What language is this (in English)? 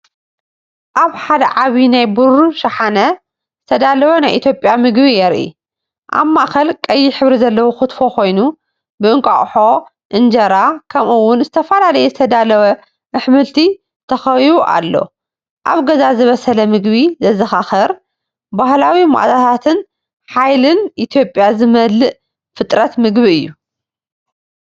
Tigrinya